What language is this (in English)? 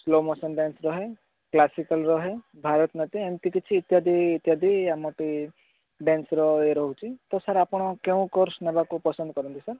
Odia